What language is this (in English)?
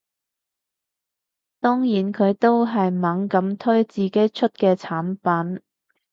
Cantonese